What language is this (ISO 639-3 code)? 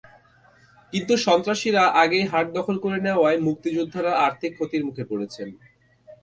ben